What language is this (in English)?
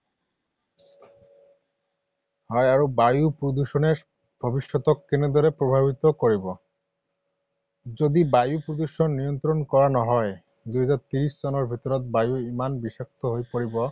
Assamese